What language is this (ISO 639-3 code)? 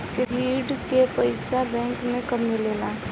bho